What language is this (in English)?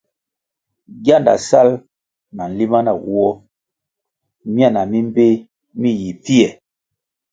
Kwasio